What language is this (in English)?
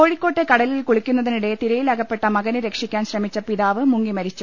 Malayalam